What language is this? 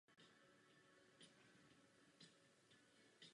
Czech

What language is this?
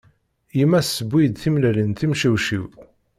Kabyle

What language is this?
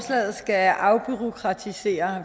Danish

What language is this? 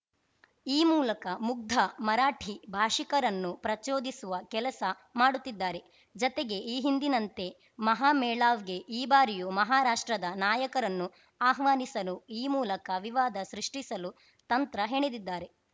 Kannada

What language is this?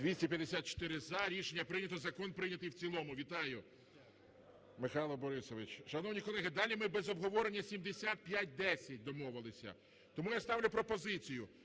Ukrainian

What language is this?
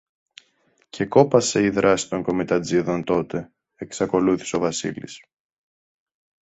Greek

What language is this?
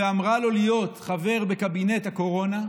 Hebrew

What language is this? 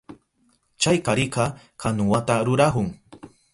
Southern Pastaza Quechua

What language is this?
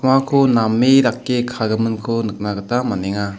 Garo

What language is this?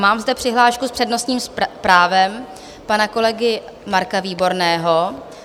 Czech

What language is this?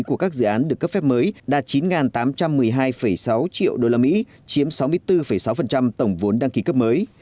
Vietnamese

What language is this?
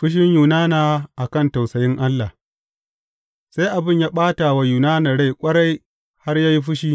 Hausa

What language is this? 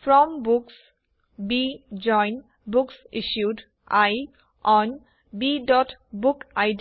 Assamese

